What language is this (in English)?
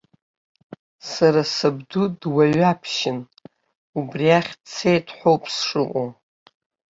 Abkhazian